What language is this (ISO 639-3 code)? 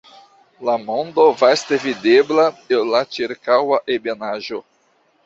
epo